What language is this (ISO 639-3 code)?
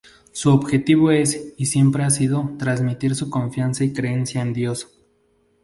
spa